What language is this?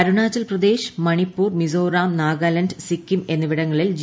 Malayalam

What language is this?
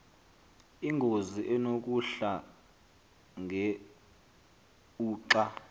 Xhosa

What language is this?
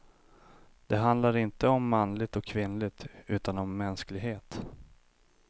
Swedish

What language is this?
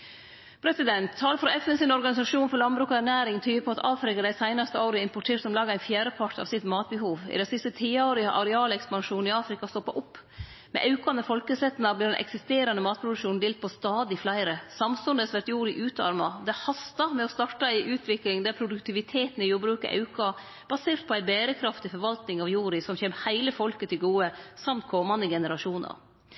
Norwegian Nynorsk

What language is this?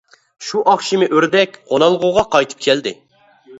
Uyghur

